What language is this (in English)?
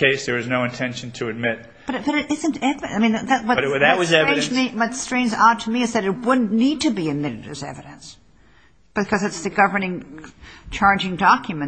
English